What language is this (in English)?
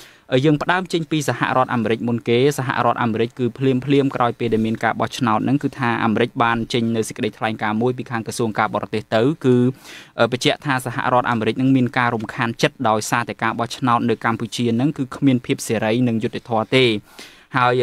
Vietnamese